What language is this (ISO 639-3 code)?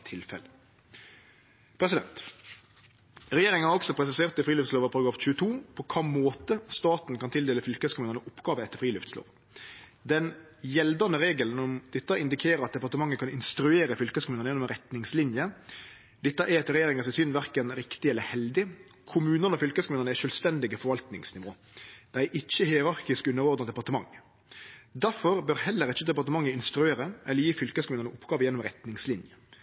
nno